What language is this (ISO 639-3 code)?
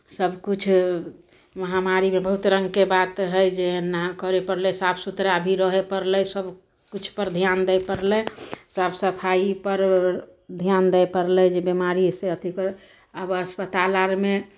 mai